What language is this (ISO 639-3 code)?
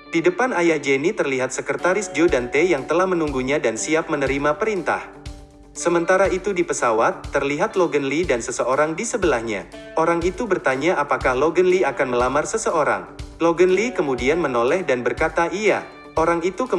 ind